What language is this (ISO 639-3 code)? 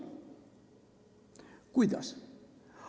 est